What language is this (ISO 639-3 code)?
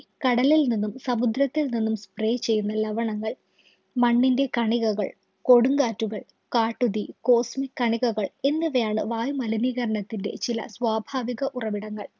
mal